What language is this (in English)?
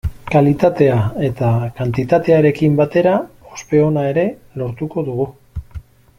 Basque